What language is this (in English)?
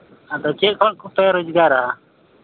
Santali